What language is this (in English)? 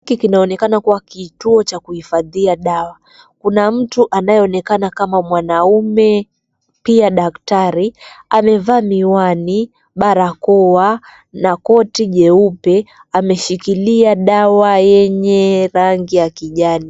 Swahili